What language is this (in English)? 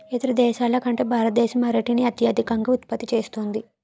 Telugu